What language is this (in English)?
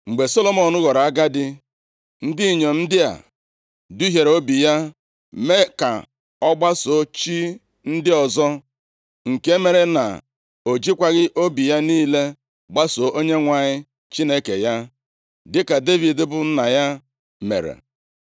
Igbo